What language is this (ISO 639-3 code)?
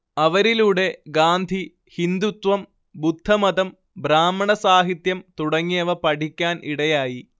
mal